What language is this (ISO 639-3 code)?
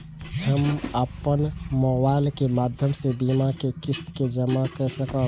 mai